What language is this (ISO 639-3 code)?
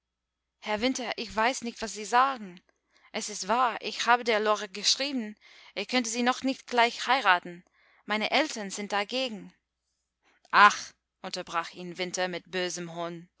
deu